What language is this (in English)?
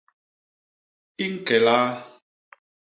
Basaa